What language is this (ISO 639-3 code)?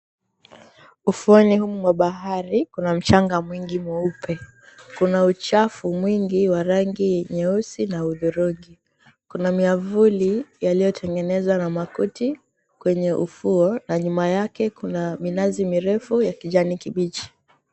swa